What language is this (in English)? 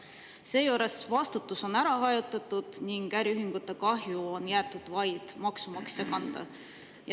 Estonian